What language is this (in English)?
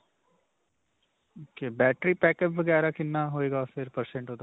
Punjabi